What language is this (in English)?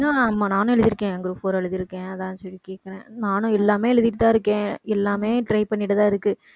Tamil